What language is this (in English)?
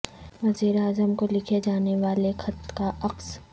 Urdu